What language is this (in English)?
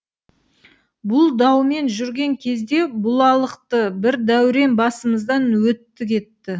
Kazakh